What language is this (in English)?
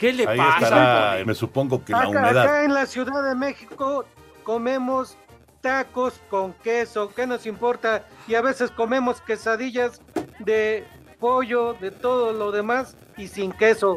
Spanish